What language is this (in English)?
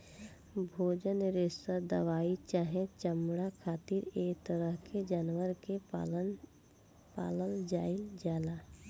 Bhojpuri